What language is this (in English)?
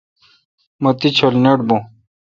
Kalkoti